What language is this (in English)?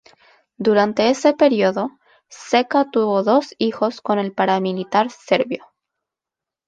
Spanish